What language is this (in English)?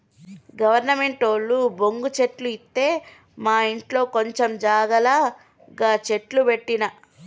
Telugu